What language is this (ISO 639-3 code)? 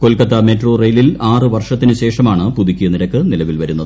mal